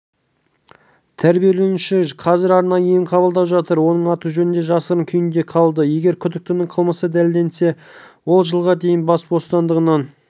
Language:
Kazakh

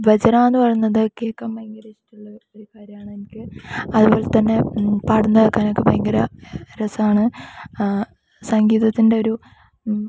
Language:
Malayalam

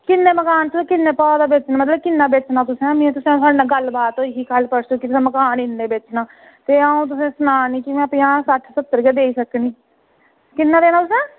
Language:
Dogri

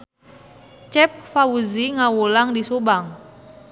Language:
Sundanese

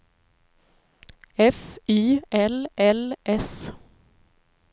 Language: Swedish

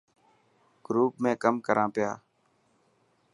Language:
Dhatki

